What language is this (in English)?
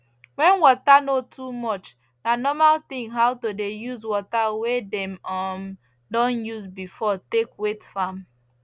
Nigerian Pidgin